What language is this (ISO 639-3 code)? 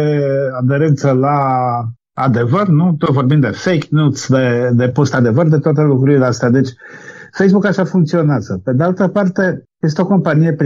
ron